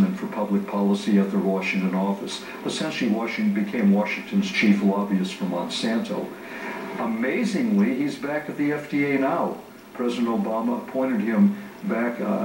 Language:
English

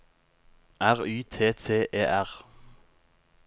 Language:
Norwegian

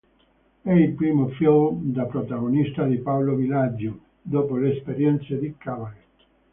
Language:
Italian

